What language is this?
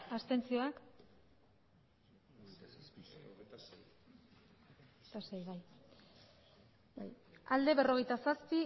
Basque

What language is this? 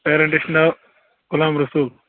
Kashmiri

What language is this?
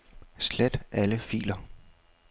Danish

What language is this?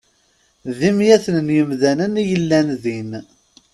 Kabyle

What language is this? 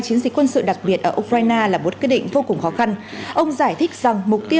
Vietnamese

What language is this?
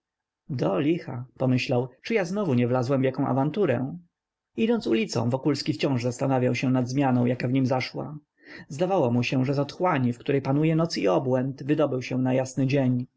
Polish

